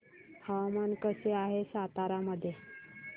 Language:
Marathi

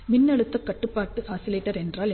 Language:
Tamil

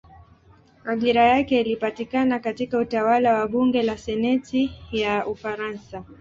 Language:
Swahili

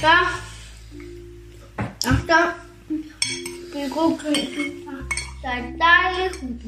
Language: Danish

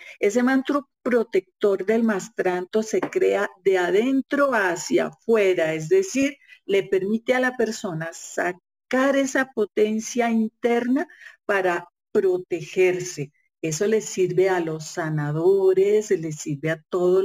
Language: Spanish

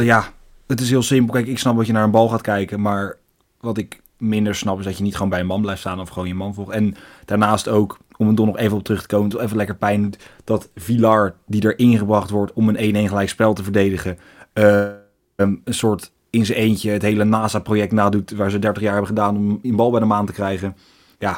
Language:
Dutch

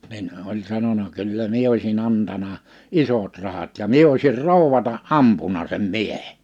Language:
Finnish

